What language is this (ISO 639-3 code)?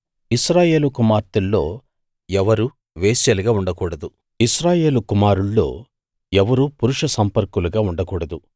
tel